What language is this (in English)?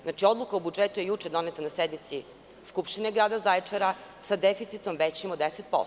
Serbian